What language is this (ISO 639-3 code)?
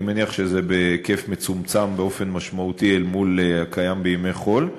heb